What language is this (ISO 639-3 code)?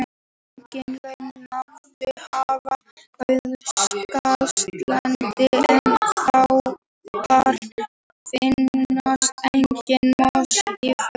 isl